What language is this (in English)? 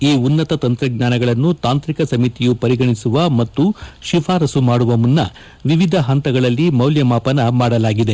Kannada